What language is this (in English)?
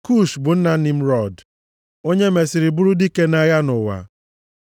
Igbo